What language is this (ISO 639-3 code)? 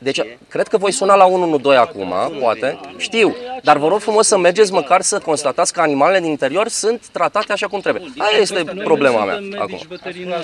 ron